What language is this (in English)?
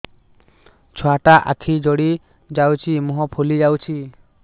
Odia